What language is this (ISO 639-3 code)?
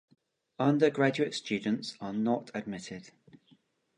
eng